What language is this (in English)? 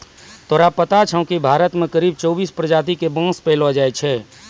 Maithili